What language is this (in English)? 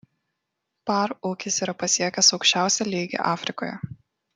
Lithuanian